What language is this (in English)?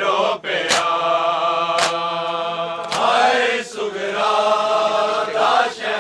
Urdu